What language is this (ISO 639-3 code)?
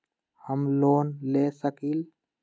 mag